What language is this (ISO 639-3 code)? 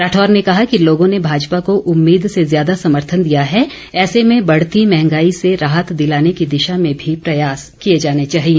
hin